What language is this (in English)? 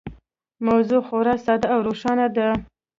Pashto